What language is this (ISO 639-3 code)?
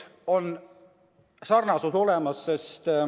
est